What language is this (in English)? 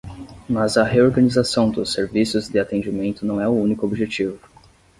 Portuguese